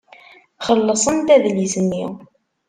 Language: Kabyle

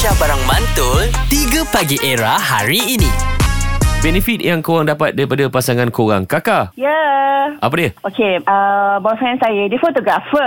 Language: Malay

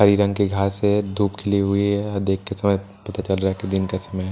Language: Hindi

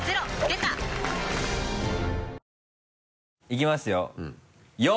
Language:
Japanese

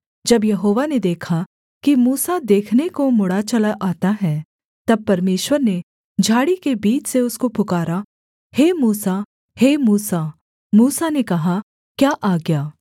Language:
Hindi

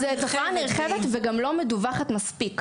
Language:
Hebrew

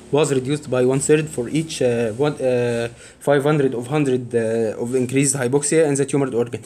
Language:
Arabic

